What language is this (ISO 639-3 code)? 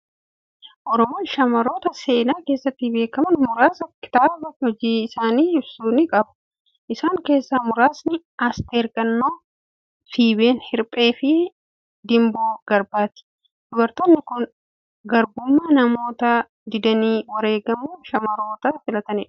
orm